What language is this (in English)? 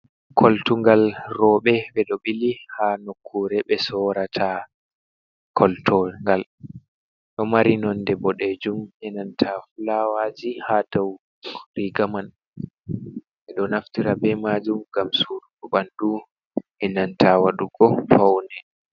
Fula